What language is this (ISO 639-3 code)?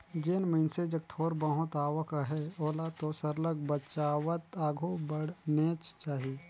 hne